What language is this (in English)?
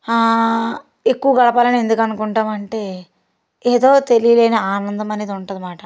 Telugu